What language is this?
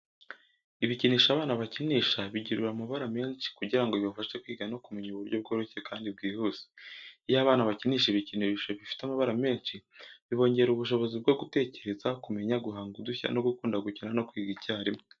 Kinyarwanda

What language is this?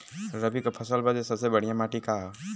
Bhojpuri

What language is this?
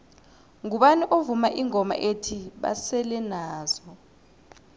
South Ndebele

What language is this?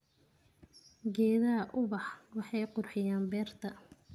Somali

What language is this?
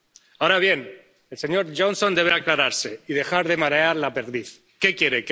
Spanish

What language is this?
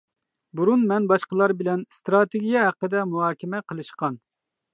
Uyghur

